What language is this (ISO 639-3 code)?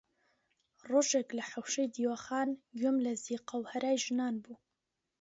ckb